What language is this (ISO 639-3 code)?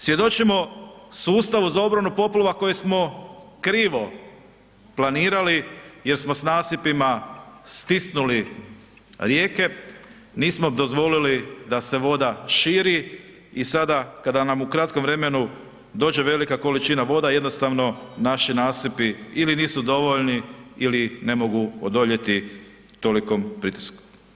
hrv